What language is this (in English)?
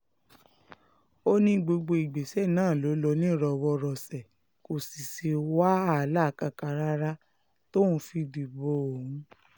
Yoruba